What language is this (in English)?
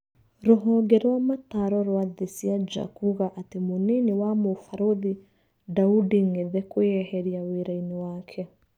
Kikuyu